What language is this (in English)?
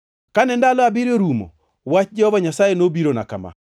Luo (Kenya and Tanzania)